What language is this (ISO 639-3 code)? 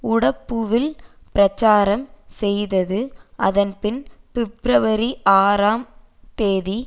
tam